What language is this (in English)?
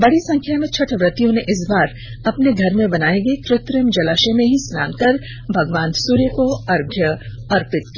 Hindi